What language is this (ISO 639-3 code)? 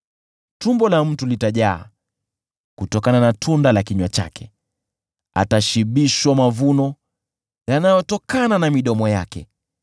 swa